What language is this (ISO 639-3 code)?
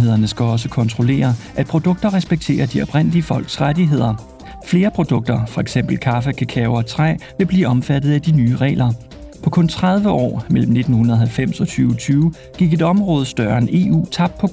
dan